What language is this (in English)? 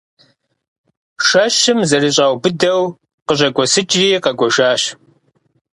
Kabardian